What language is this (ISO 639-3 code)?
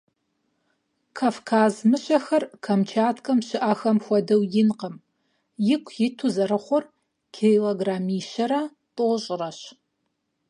kbd